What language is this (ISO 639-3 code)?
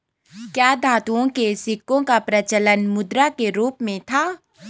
hin